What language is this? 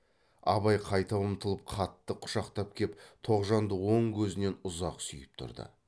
Kazakh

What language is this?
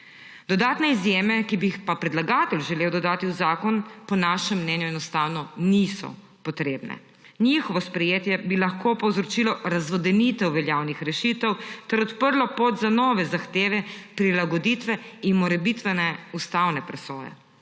Slovenian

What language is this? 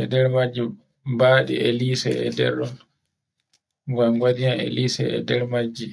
Borgu Fulfulde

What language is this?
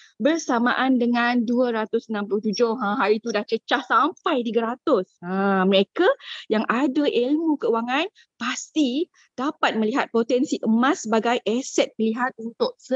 Malay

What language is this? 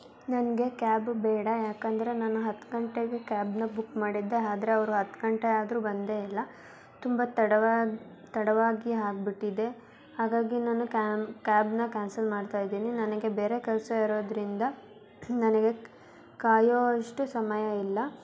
Kannada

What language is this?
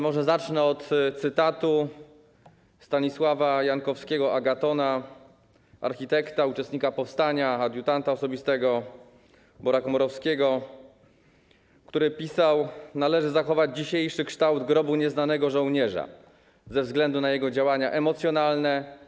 Polish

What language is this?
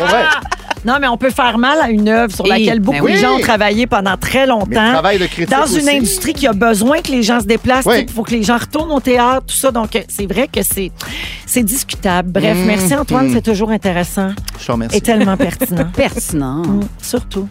French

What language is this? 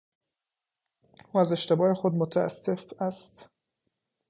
Persian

